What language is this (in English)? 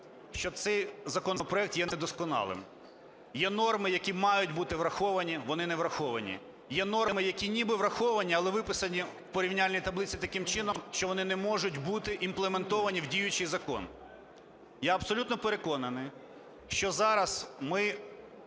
Ukrainian